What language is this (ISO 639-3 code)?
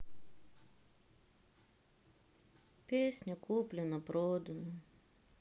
rus